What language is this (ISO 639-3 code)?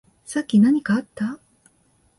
jpn